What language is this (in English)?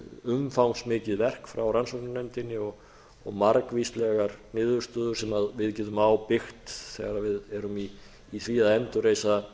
Icelandic